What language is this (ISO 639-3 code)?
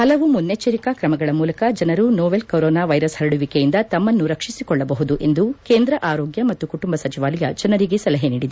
kan